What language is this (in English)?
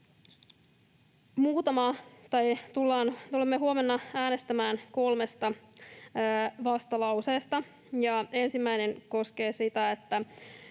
Finnish